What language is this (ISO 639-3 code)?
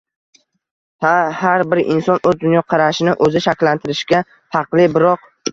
uzb